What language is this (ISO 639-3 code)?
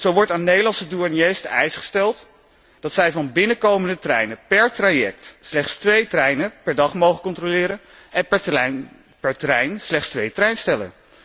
nld